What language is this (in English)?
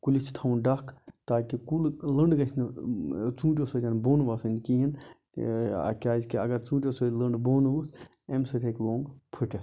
Kashmiri